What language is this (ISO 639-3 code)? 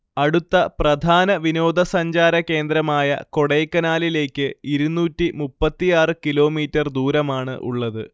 mal